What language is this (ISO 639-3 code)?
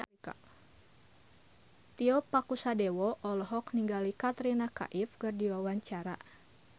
sun